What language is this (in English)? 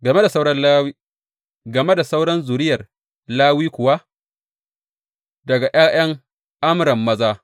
Hausa